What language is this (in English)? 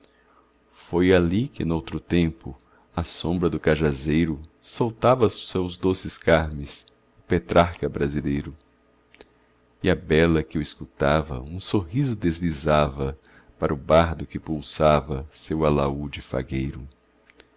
Portuguese